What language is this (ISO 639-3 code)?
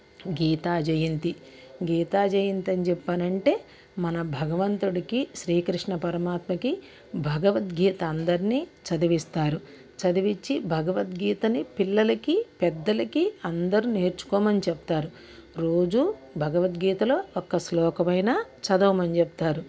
tel